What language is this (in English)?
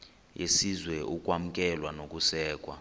Xhosa